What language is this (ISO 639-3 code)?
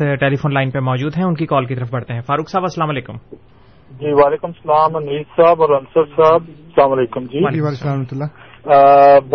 urd